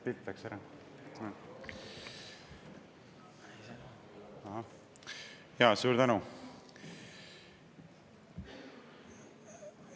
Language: Estonian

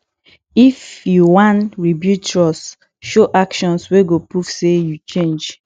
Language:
Nigerian Pidgin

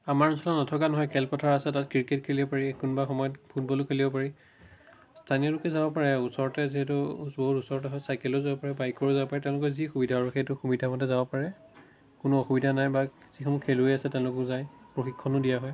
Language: Assamese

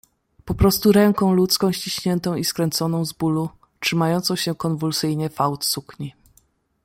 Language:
Polish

